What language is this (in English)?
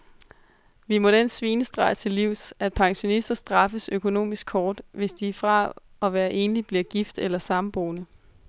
Danish